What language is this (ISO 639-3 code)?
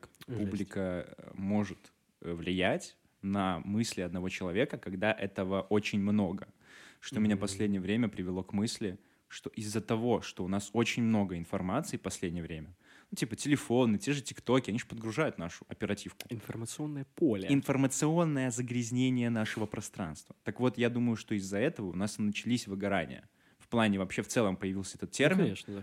rus